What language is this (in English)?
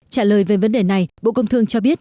Vietnamese